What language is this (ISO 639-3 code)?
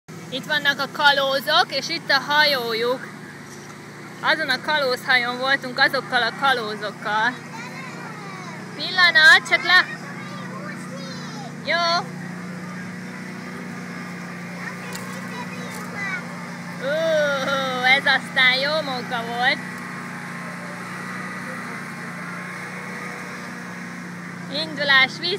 hun